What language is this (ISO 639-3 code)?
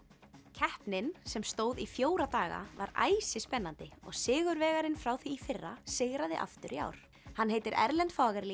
isl